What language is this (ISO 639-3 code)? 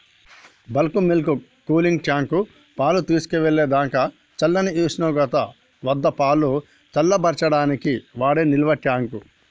tel